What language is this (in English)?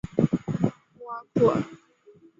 Chinese